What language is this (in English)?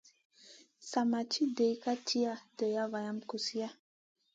Masana